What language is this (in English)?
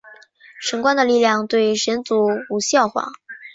Chinese